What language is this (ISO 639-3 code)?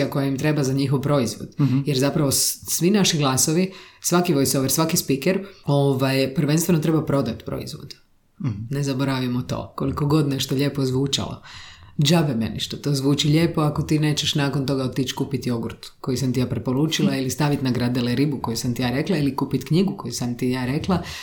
hrv